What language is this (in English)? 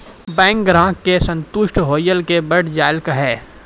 Maithili